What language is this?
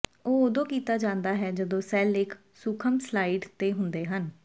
Punjabi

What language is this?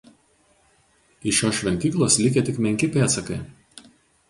Lithuanian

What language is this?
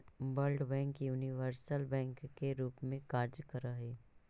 Magahi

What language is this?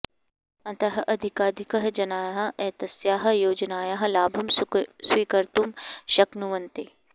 Sanskrit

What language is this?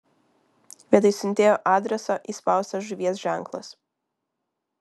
Lithuanian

